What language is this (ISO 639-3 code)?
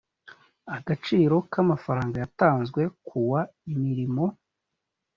kin